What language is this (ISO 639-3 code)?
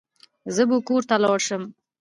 pus